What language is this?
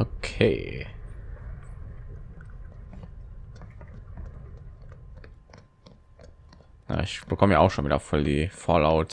German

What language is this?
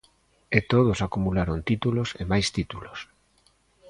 Galician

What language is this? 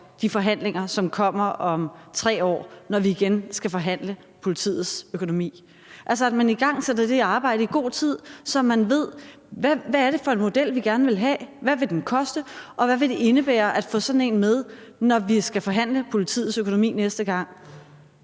Danish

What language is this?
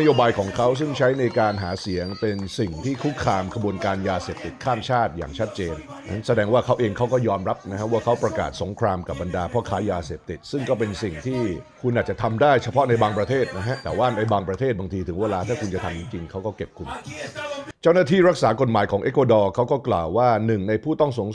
Thai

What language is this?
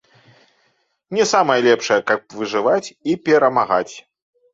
Belarusian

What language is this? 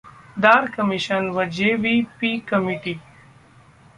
Marathi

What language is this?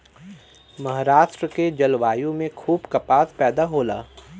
Bhojpuri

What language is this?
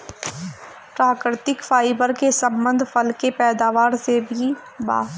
Bhojpuri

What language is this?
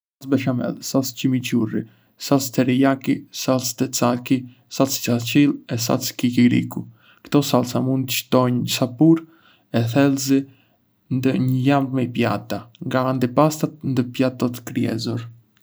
Arbëreshë Albanian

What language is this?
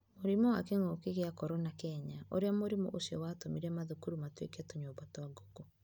Kikuyu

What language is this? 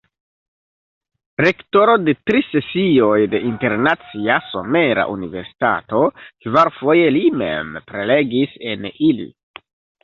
Esperanto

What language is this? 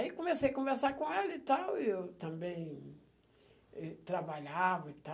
Portuguese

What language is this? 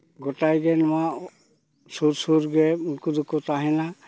Santali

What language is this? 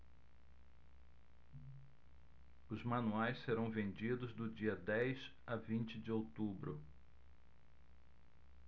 Portuguese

